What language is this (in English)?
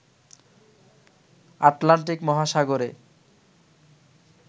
Bangla